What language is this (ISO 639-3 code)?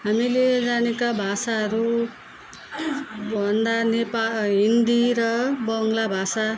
nep